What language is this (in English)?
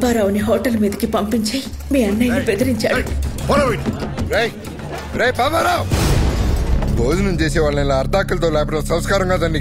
Telugu